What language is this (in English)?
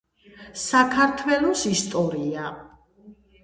Georgian